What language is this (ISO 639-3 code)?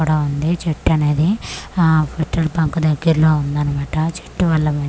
tel